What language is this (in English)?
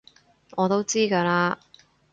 Cantonese